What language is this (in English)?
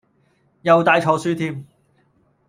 Cantonese